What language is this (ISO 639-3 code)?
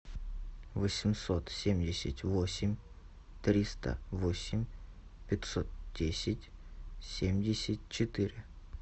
rus